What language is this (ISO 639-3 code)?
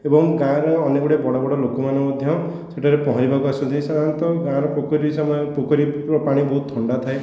ori